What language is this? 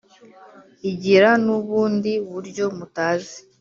Kinyarwanda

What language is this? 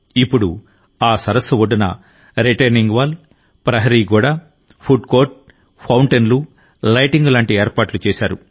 Telugu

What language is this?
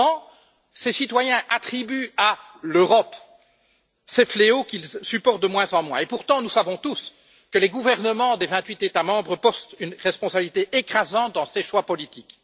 French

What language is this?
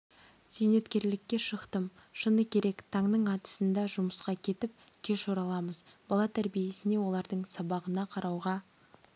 Kazakh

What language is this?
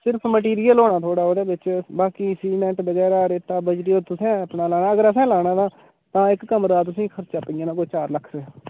Dogri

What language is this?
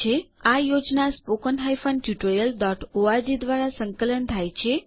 Gujarati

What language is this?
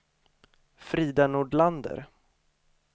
Swedish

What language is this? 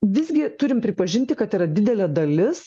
Lithuanian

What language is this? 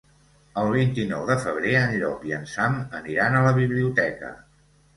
Catalan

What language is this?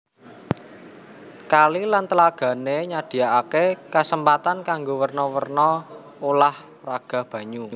Javanese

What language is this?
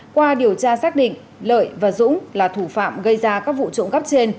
Vietnamese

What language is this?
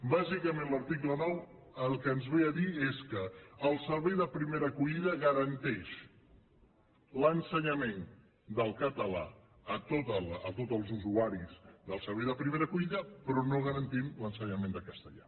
Catalan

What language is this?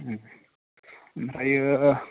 Bodo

